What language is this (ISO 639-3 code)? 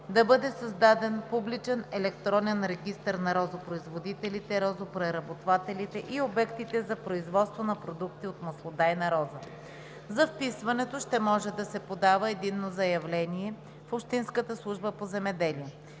bul